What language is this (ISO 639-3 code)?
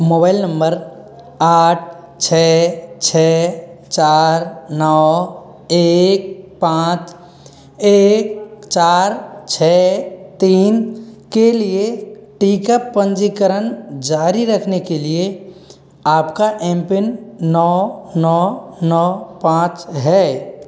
hin